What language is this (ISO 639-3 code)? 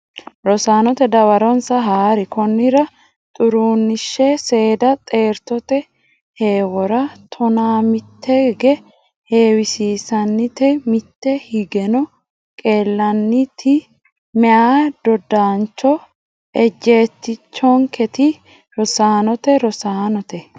sid